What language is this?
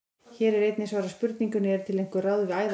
Icelandic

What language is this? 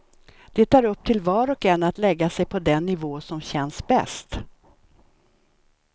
Swedish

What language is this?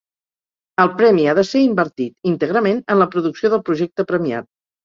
Catalan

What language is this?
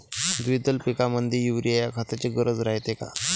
Marathi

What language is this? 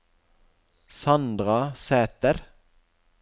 Norwegian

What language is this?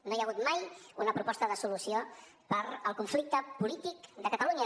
Catalan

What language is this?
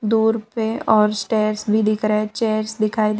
Hindi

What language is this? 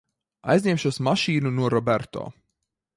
Latvian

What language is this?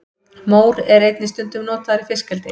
Icelandic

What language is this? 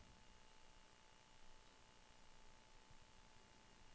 Norwegian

